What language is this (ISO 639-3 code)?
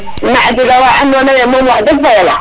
srr